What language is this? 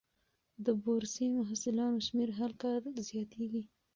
Pashto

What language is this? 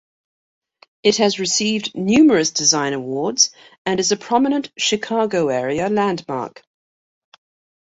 English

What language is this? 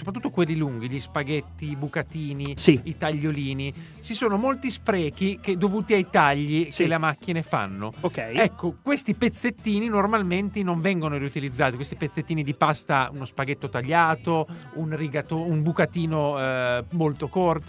Italian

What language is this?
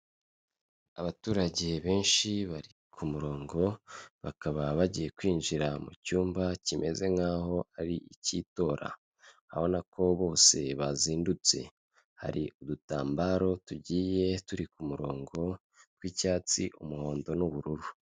Kinyarwanda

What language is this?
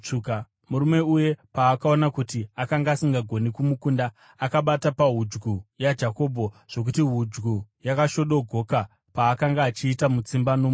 Shona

